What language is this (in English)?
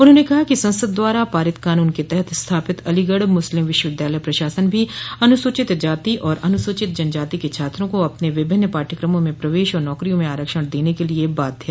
Hindi